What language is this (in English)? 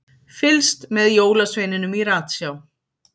Icelandic